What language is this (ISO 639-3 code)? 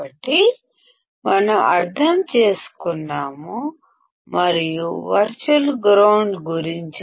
tel